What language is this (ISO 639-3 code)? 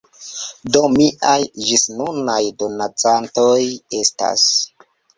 epo